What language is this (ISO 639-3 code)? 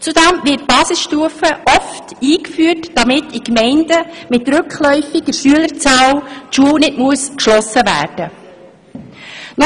gsw